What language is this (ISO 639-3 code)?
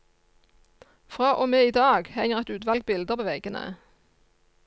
nor